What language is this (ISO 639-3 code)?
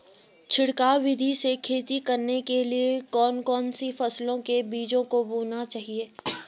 hin